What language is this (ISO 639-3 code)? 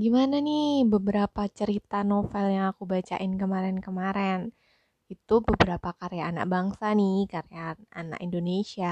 ind